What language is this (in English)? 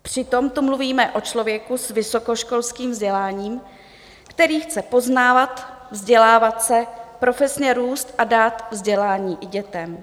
Czech